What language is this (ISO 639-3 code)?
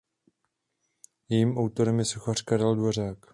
ces